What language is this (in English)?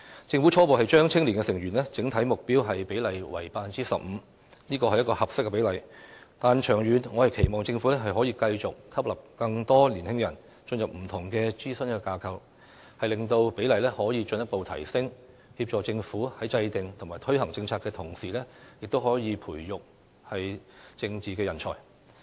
Cantonese